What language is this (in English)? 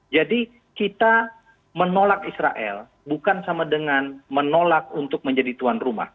Indonesian